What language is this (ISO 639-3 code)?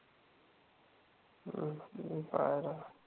mar